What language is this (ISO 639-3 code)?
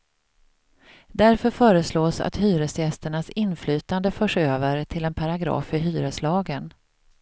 swe